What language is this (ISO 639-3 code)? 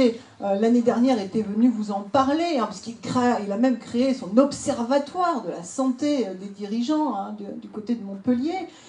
fra